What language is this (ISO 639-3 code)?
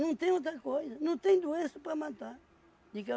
por